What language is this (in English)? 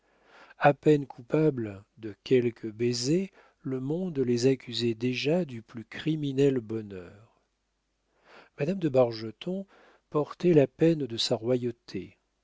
French